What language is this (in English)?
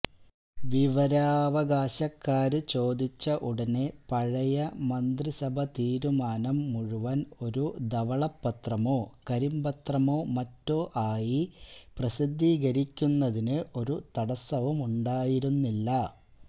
Malayalam